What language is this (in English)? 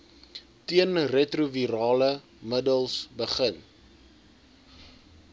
Afrikaans